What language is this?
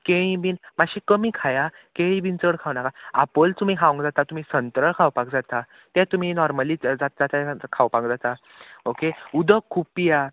Konkani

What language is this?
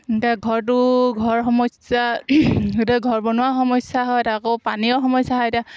Assamese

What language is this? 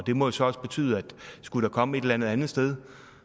Danish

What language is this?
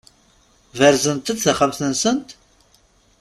Kabyle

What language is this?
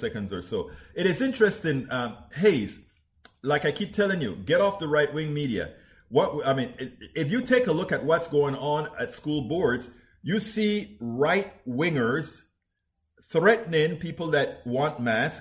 English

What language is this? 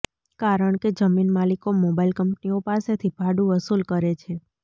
Gujarati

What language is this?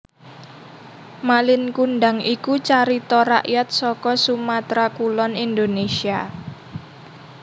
Javanese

